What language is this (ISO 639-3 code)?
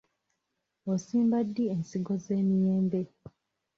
lug